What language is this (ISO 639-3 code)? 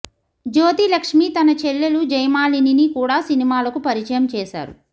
tel